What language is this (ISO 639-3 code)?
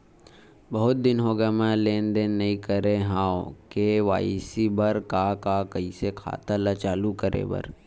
hne